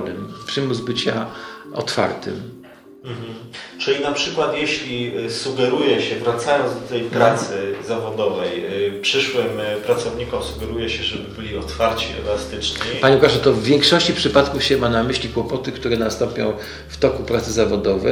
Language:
Polish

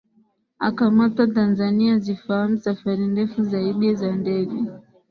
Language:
Swahili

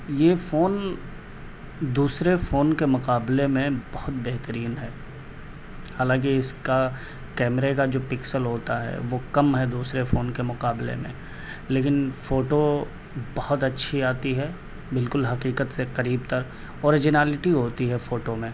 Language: Urdu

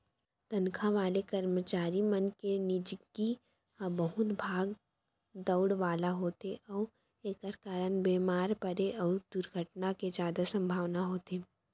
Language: Chhattisgarhi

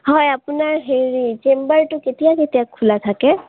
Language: Assamese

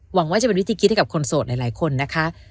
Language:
Thai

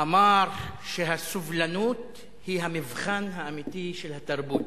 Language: Hebrew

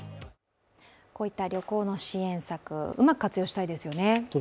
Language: Japanese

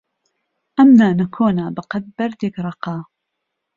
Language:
Central Kurdish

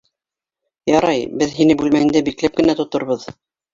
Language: Bashkir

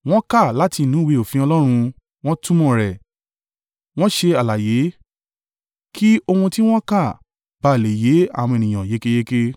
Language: Yoruba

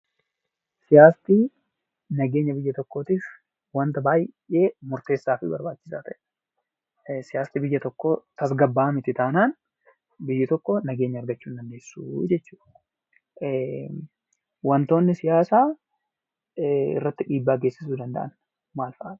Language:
Oromo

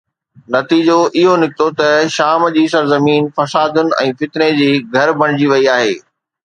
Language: Sindhi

